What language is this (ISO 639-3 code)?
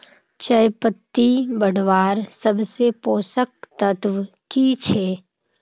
mag